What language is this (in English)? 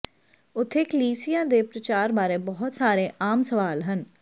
Punjabi